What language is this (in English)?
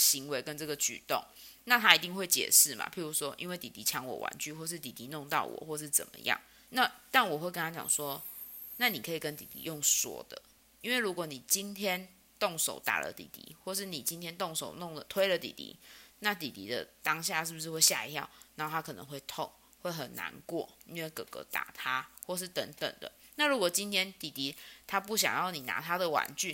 Chinese